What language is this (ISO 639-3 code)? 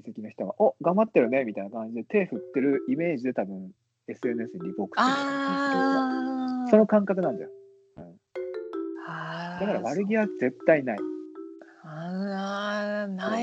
jpn